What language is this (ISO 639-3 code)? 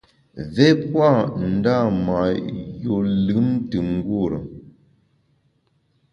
bax